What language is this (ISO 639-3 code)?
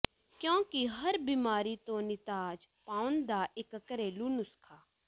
pan